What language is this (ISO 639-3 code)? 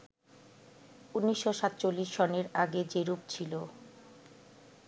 ben